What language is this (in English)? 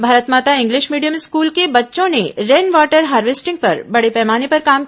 Hindi